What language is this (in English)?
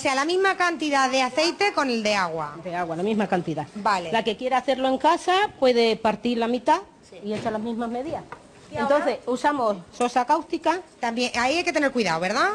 Spanish